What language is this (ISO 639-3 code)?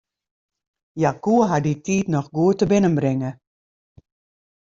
fry